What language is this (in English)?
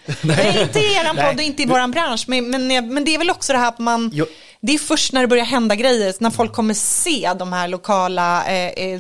Swedish